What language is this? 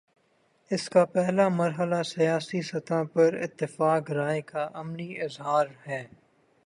Urdu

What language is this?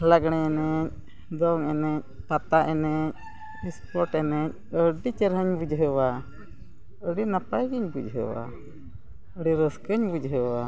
Santali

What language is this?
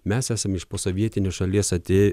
Lithuanian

